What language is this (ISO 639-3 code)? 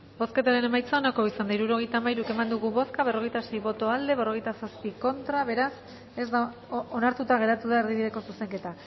eus